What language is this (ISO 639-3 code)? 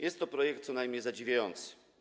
pol